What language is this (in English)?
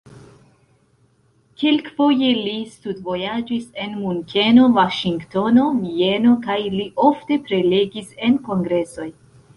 Esperanto